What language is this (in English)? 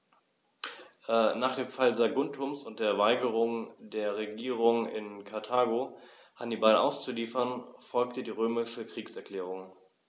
German